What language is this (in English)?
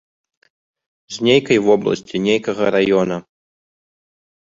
Belarusian